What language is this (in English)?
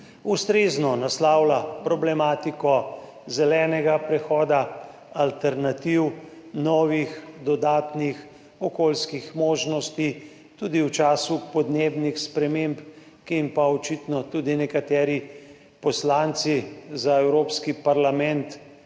Slovenian